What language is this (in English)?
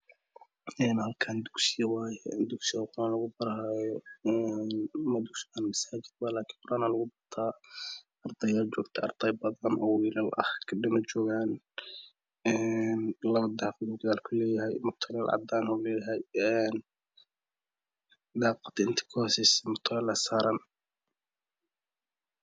Somali